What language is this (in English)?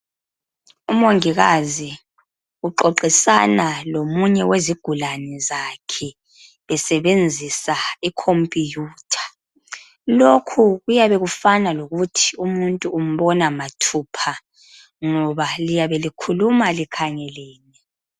North Ndebele